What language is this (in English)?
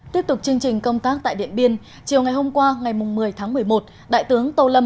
Vietnamese